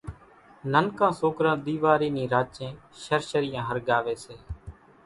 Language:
Kachi Koli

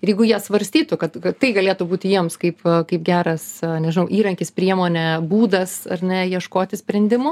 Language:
Lithuanian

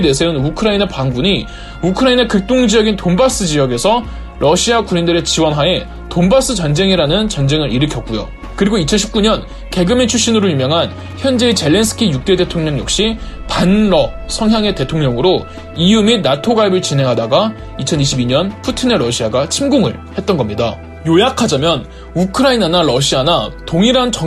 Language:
Korean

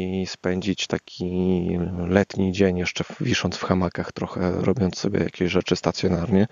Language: Polish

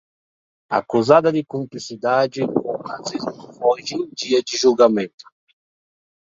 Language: Portuguese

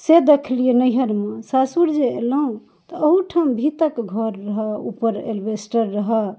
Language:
Maithili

